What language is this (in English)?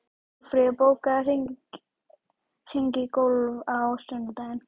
Icelandic